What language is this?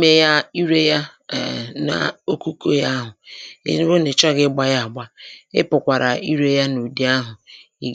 Igbo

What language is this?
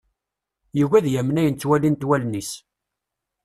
Kabyle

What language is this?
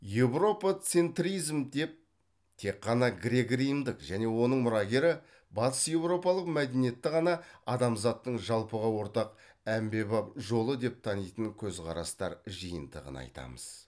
Kazakh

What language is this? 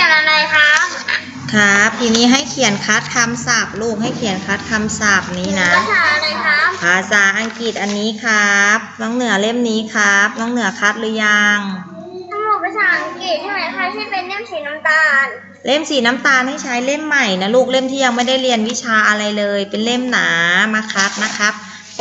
Thai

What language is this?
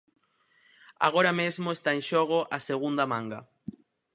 Galician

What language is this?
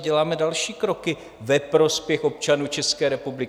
Czech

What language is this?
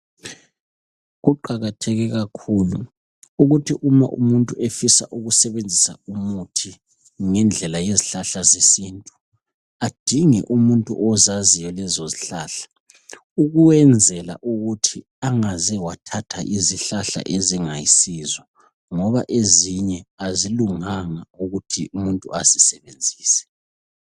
North Ndebele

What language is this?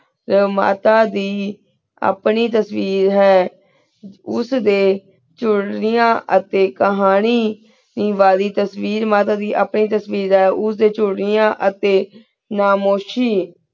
Punjabi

